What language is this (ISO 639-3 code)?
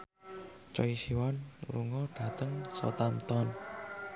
jav